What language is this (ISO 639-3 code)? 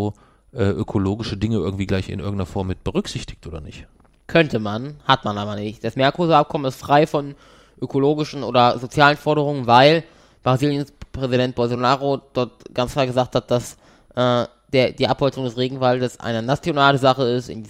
deu